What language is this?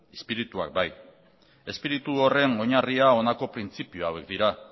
Basque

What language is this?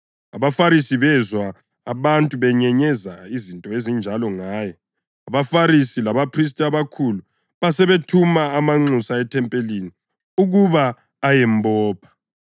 North Ndebele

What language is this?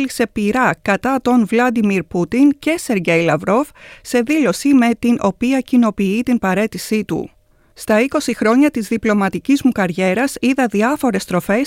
Greek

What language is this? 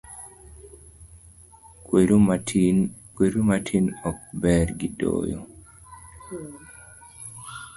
Luo (Kenya and Tanzania)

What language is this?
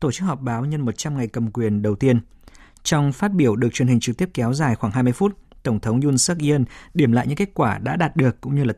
Vietnamese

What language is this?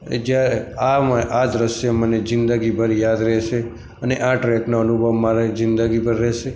Gujarati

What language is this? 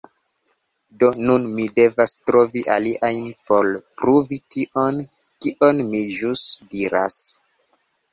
Esperanto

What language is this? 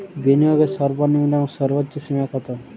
Bangla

